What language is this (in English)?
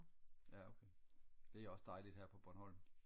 Danish